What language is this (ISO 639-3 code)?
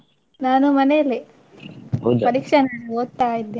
kan